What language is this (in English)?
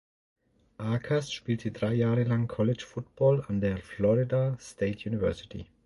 German